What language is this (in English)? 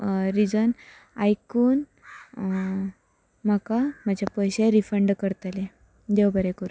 Konkani